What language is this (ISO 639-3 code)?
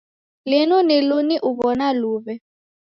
dav